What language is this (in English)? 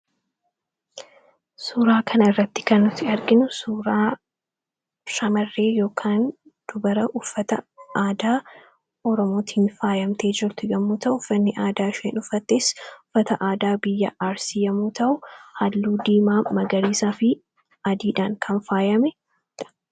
Oromo